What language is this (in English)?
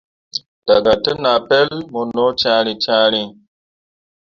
Mundang